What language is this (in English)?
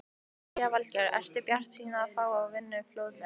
Icelandic